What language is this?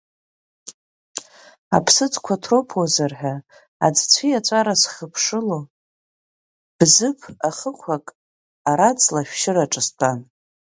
Abkhazian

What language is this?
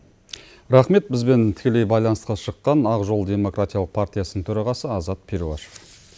Kazakh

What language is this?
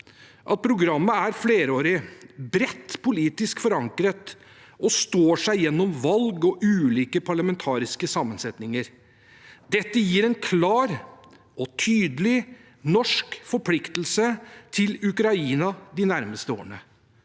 Norwegian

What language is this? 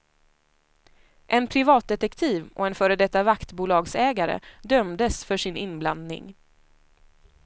Swedish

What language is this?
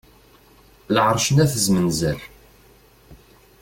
Kabyle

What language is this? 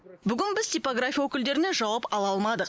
Kazakh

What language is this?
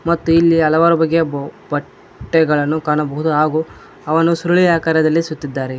Kannada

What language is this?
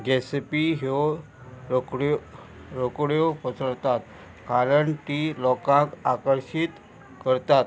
Konkani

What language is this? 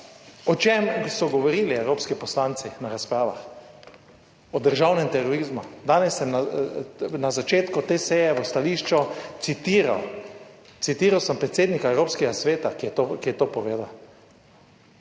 Slovenian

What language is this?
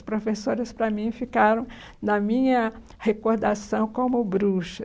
Portuguese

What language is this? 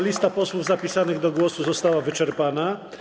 Polish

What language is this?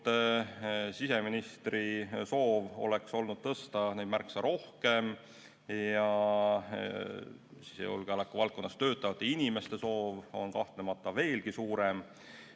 Estonian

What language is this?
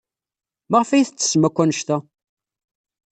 Kabyle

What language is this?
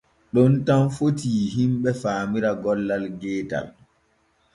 Borgu Fulfulde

